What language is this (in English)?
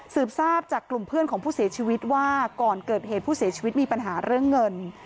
Thai